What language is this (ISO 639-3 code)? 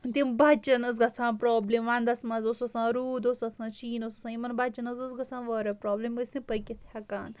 kas